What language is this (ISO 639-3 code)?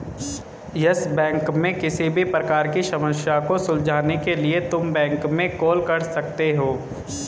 hin